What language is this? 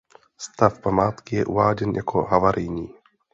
Czech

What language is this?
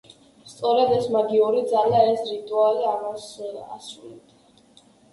Georgian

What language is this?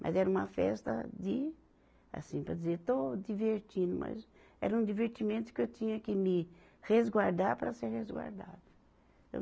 Portuguese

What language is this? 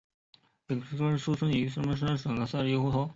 Chinese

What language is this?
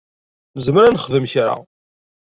Kabyle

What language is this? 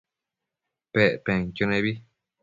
Matsés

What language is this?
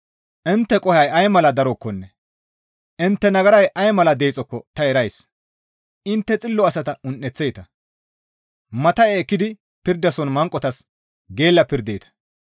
Gamo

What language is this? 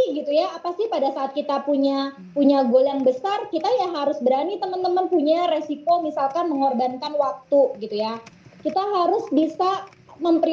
Indonesian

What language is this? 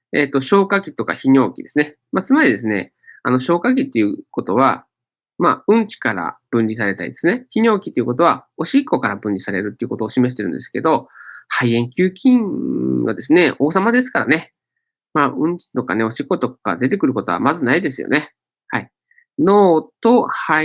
Japanese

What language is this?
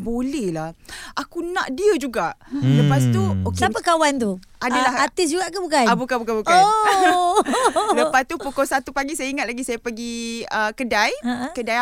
Malay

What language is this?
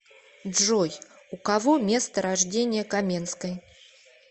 Russian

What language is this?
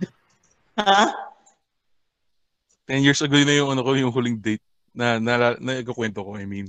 Filipino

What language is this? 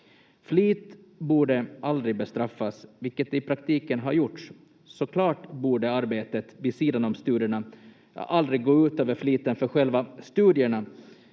Finnish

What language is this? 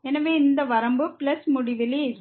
Tamil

